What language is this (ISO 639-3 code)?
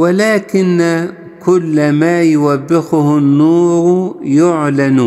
ara